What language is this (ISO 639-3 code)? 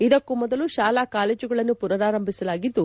kan